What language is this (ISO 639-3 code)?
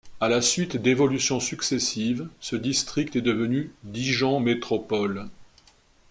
fra